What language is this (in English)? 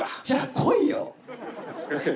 Japanese